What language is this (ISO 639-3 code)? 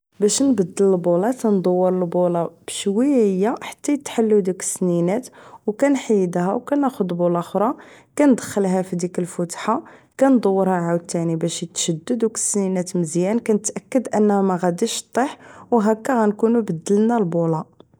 ary